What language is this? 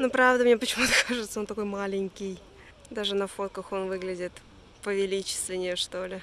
Russian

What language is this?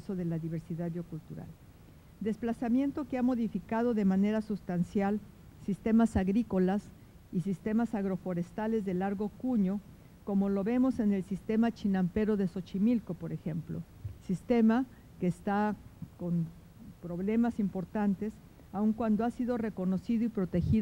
Spanish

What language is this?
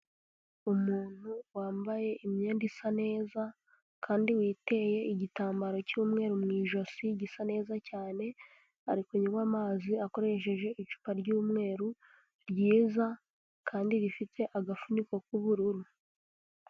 Kinyarwanda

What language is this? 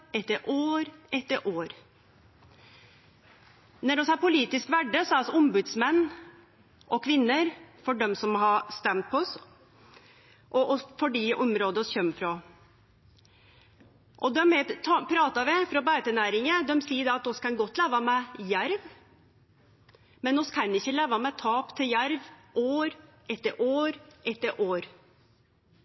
Norwegian Nynorsk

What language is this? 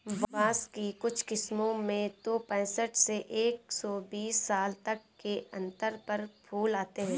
Hindi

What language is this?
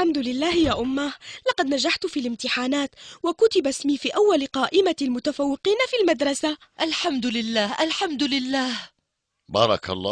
Arabic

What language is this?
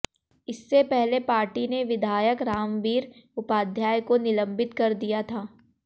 Hindi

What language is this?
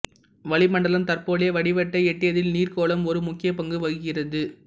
Tamil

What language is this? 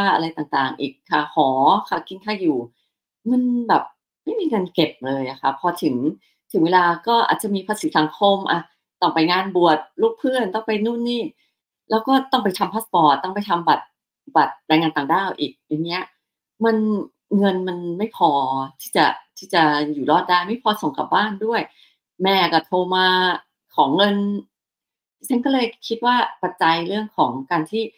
Thai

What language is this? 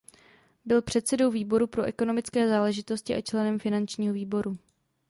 Czech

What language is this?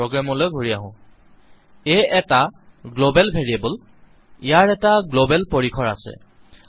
Assamese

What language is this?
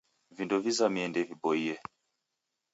Taita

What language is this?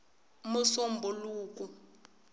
Tsonga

